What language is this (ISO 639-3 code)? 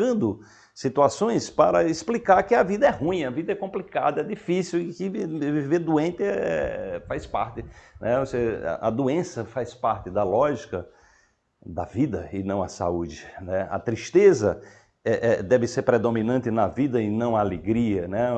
por